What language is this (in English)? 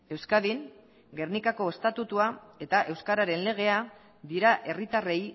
Basque